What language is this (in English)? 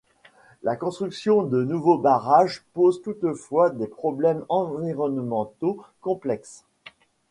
French